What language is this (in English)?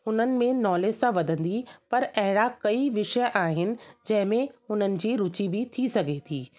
Sindhi